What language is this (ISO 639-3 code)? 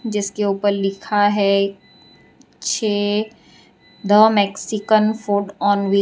hin